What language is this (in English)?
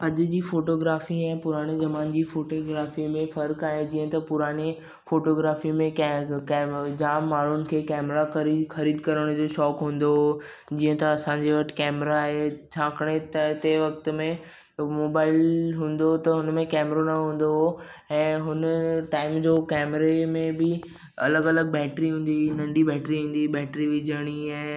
Sindhi